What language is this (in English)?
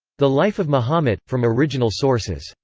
English